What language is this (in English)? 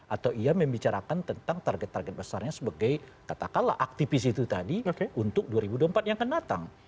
Indonesian